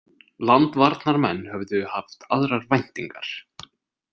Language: Icelandic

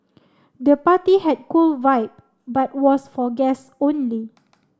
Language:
English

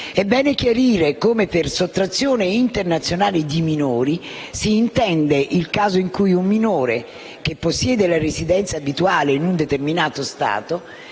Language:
Italian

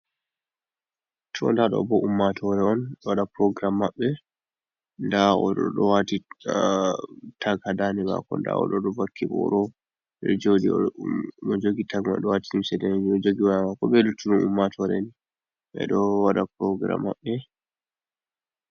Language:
Fula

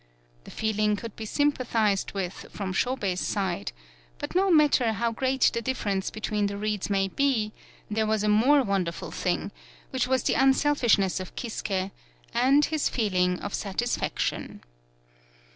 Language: English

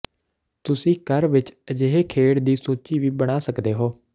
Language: Punjabi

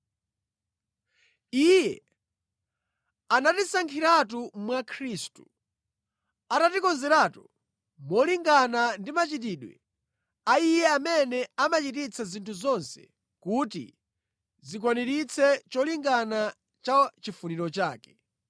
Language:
Nyanja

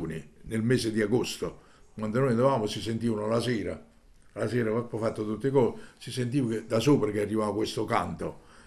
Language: Italian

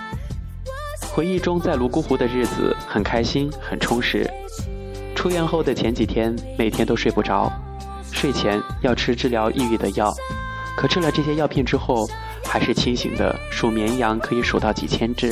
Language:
Chinese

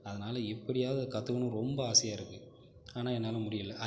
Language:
Tamil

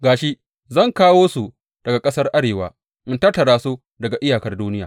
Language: Hausa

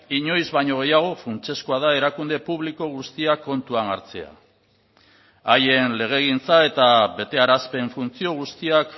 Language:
Basque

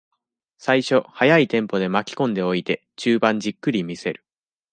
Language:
Japanese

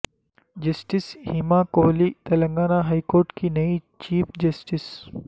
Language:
Urdu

